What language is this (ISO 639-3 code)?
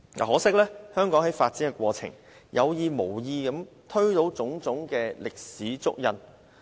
yue